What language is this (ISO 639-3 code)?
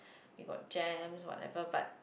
eng